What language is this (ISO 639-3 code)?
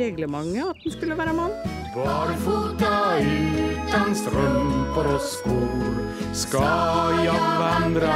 nor